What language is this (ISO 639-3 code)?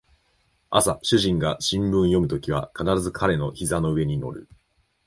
jpn